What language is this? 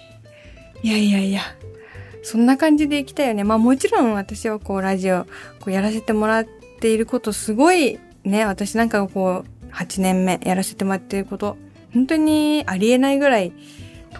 Japanese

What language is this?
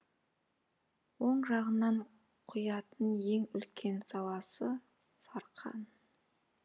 Kazakh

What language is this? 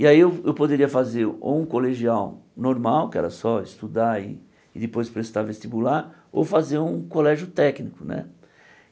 Portuguese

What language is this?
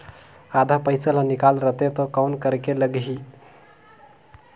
Chhattisgarhi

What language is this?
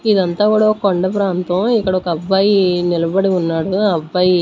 Telugu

